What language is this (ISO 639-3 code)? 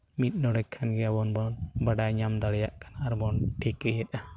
sat